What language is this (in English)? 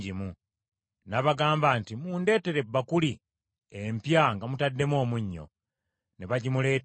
Ganda